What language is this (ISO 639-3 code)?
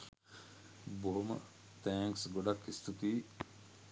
sin